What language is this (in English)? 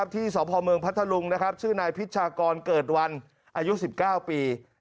Thai